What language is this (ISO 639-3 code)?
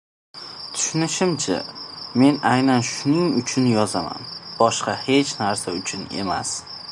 uzb